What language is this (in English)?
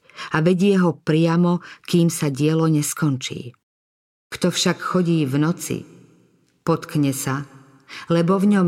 Slovak